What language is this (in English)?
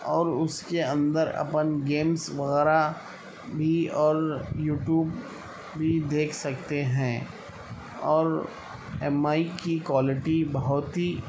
Urdu